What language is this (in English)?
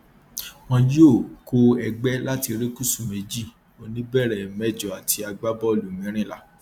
Yoruba